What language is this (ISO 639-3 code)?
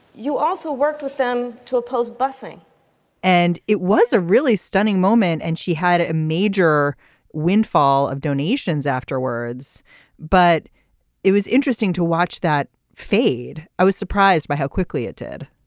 eng